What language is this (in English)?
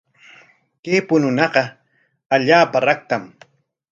Corongo Ancash Quechua